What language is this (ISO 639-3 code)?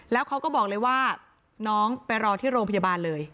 tha